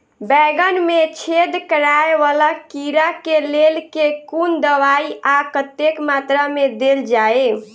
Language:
Maithili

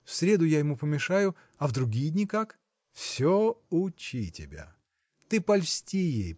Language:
Russian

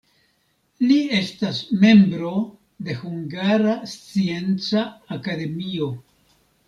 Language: Esperanto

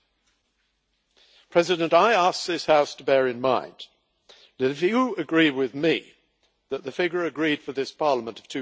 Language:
English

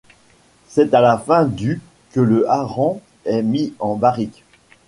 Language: French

